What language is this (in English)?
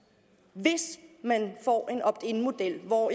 Danish